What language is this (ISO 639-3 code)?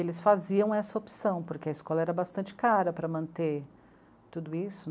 por